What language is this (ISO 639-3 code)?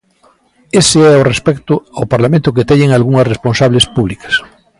glg